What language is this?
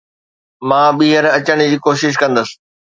Sindhi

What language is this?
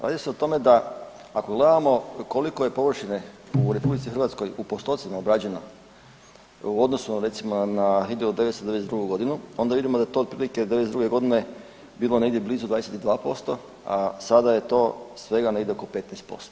Croatian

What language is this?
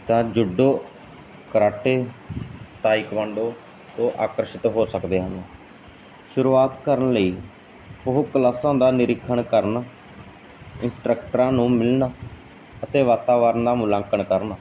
Punjabi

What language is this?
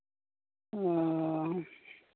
Santali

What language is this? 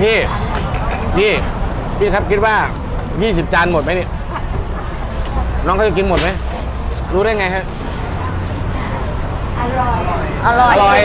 Thai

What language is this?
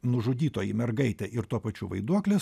Lithuanian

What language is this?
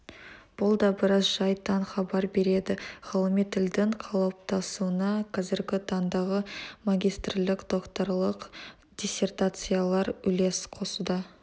Kazakh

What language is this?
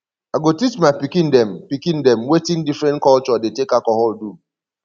Nigerian Pidgin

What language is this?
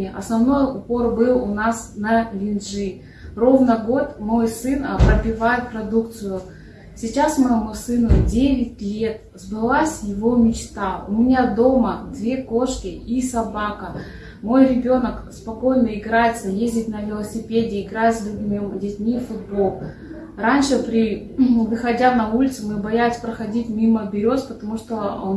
Russian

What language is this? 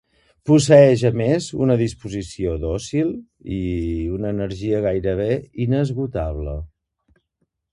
Catalan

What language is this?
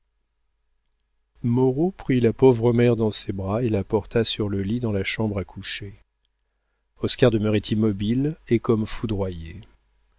French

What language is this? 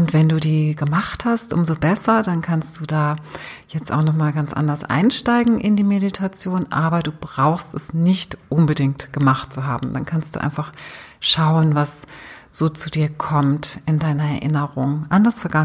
German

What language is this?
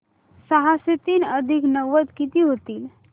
Marathi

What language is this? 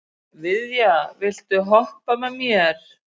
Icelandic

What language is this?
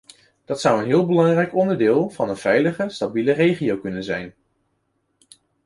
Dutch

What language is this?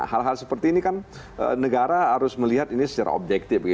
Indonesian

